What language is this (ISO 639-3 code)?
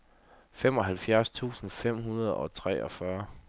dan